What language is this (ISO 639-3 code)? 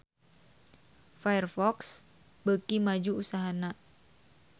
sun